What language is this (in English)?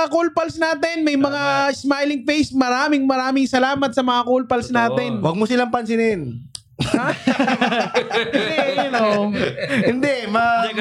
Filipino